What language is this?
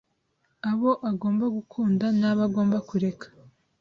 Kinyarwanda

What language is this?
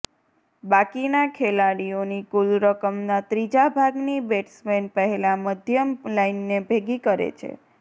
Gujarati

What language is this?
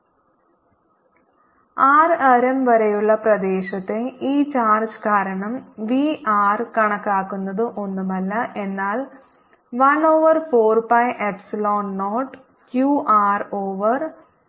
Malayalam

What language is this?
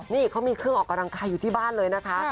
Thai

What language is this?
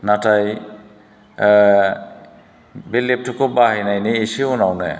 Bodo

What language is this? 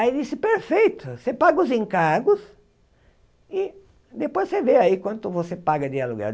Portuguese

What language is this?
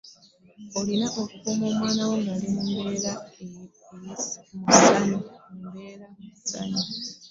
Ganda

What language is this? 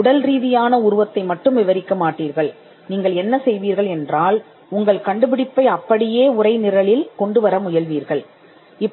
Tamil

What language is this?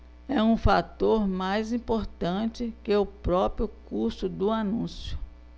Portuguese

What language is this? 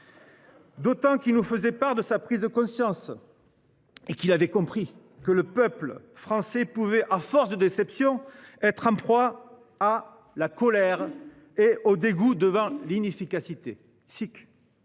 French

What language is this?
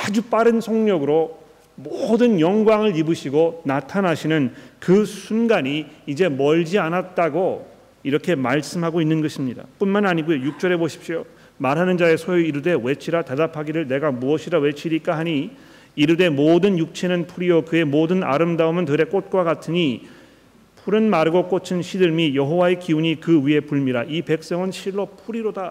Korean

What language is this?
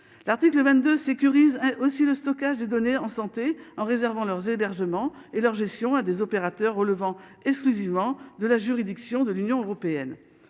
French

